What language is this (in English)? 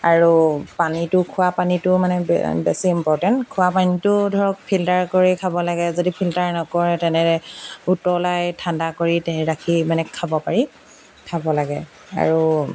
Assamese